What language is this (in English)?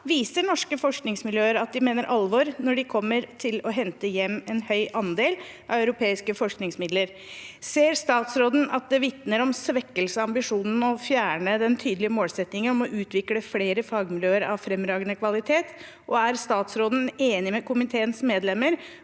Norwegian